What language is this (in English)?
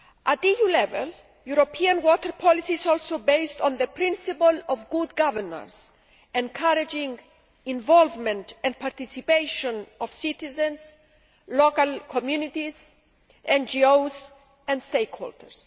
English